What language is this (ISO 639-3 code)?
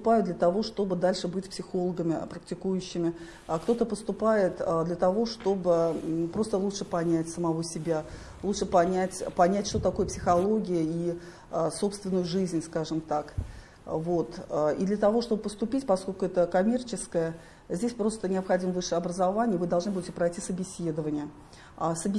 rus